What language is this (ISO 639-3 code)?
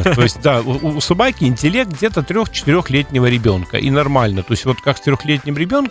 rus